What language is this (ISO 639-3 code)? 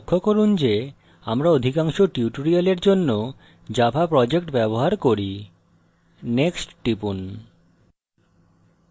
ben